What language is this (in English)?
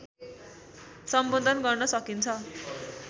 Nepali